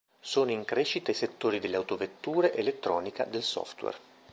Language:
Italian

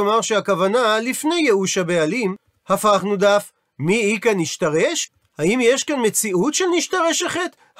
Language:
Hebrew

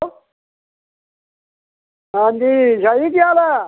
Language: Dogri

